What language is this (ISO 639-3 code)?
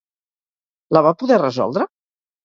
cat